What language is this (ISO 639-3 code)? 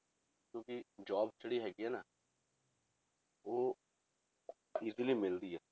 pan